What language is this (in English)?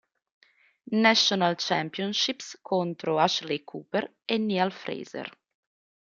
Italian